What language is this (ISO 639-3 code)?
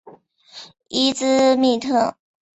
zho